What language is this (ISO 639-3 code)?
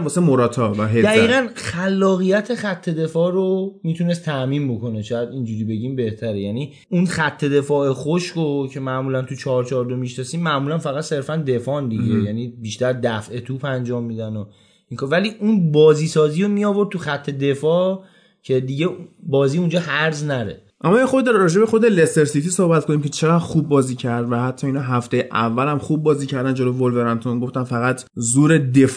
fas